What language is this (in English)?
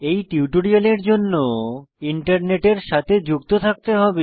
Bangla